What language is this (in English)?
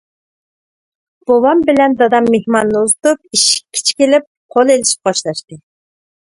Uyghur